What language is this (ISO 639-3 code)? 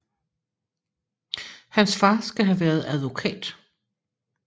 dan